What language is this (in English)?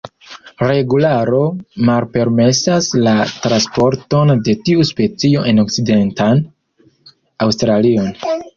Esperanto